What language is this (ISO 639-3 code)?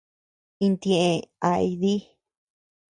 cux